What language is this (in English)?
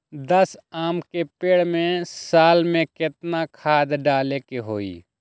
Magahi